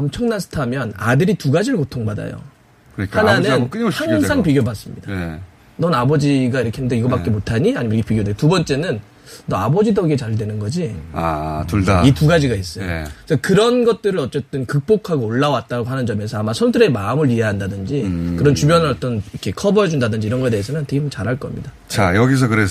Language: Korean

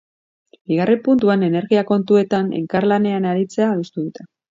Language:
Basque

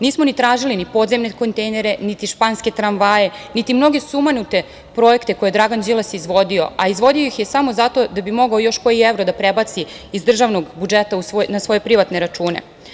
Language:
Serbian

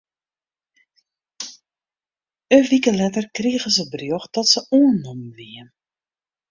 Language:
Western Frisian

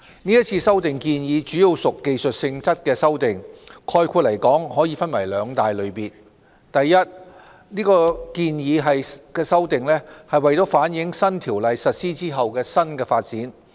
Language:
Cantonese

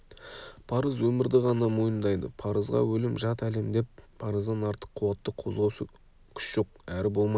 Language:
Kazakh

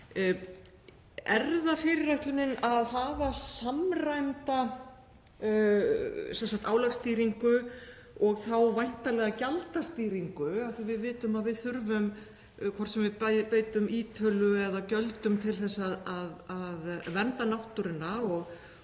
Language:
Icelandic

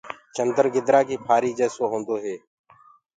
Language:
Gurgula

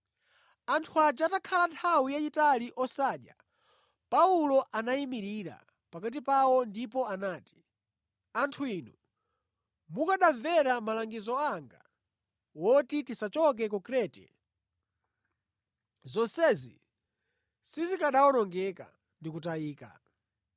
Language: Nyanja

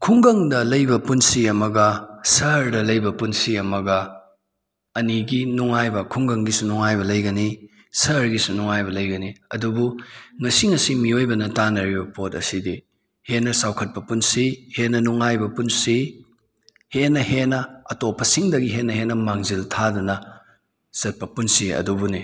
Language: Manipuri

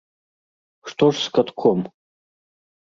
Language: Belarusian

